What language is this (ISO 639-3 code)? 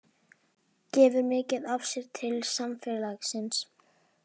isl